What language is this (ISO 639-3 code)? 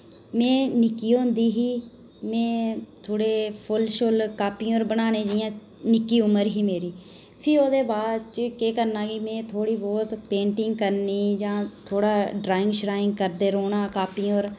doi